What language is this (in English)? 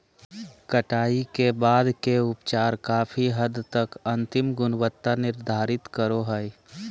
Magahi